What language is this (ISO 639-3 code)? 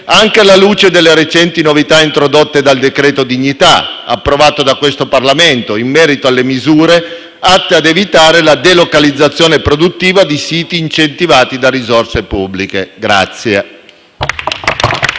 ita